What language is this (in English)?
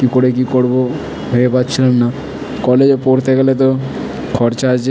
Bangla